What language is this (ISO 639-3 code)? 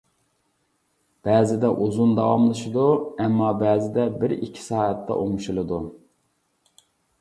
uig